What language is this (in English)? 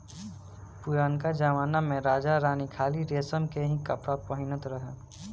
Bhojpuri